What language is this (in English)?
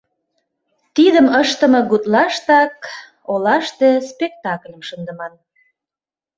Mari